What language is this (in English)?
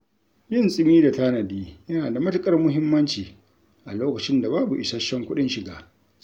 Hausa